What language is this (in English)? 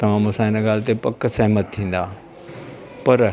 Sindhi